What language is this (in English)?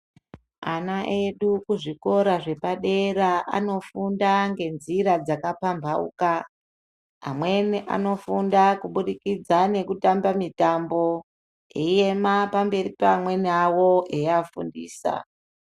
Ndau